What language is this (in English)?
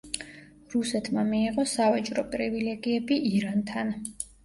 Georgian